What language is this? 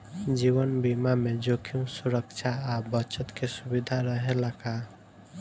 Bhojpuri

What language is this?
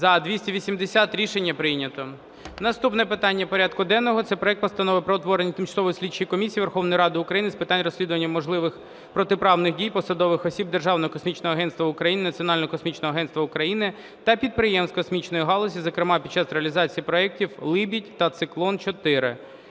Ukrainian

